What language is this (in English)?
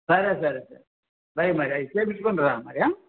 Telugu